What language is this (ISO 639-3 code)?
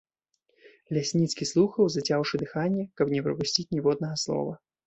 bel